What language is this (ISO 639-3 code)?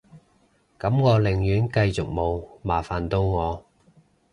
yue